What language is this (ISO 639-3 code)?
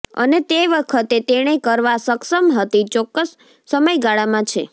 guj